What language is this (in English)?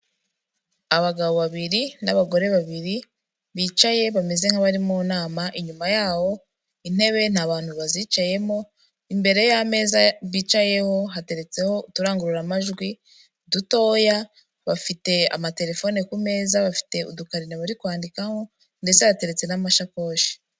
Kinyarwanda